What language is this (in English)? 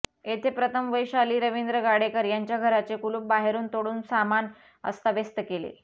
Marathi